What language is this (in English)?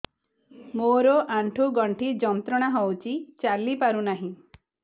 Odia